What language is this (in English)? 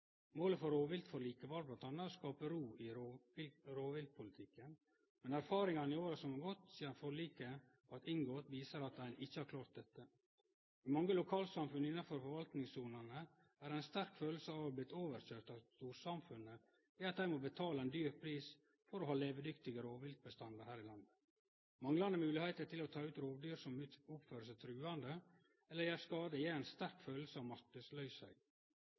Norwegian Nynorsk